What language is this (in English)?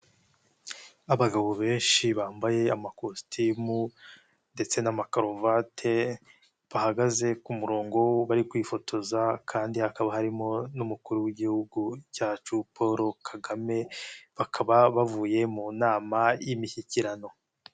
Kinyarwanda